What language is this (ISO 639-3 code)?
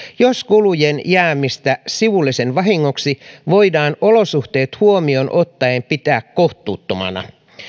fin